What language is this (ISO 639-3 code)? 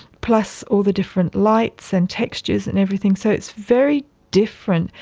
eng